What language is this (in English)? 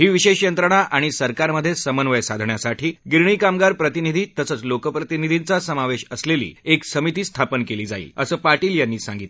Marathi